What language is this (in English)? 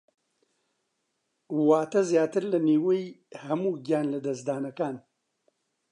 Central Kurdish